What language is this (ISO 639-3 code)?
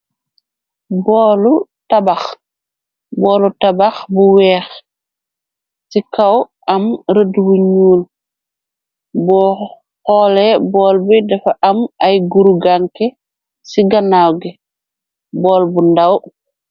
wol